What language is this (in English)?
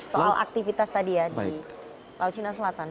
Indonesian